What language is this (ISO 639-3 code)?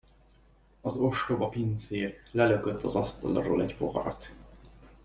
hun